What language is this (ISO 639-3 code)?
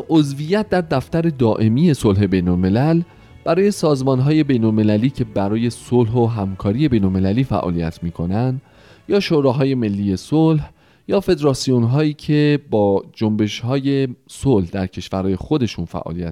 fas